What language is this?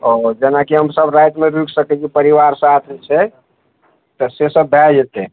Maithili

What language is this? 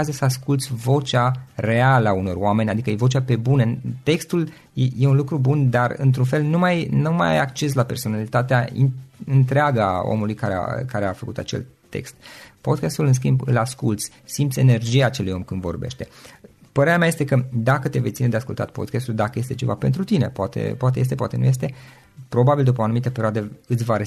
Romanian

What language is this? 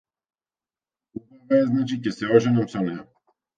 Macedonian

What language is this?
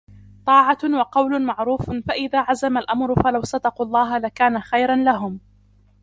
Arabic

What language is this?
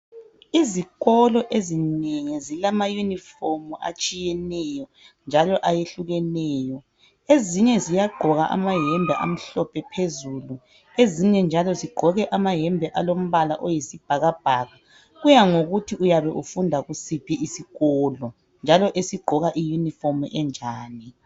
North Ndebele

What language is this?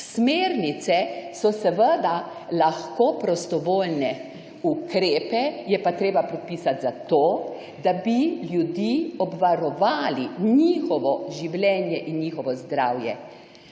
Slovenian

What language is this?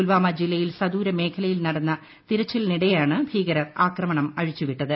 Malayalam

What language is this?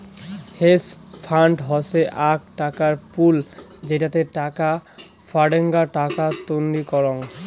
Bangla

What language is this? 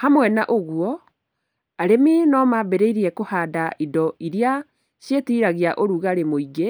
Kikuyu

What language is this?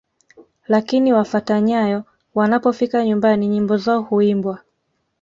Swahili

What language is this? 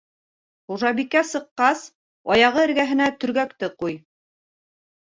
Bashkir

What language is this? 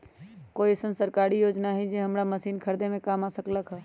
Magahi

